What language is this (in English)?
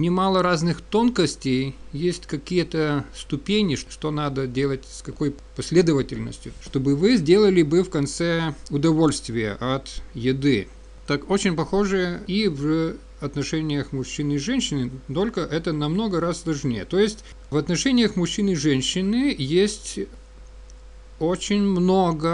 Russian